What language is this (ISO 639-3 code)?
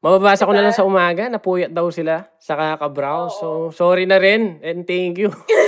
fil